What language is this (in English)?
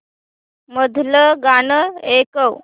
Marathi